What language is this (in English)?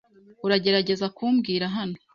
Kinyarwanda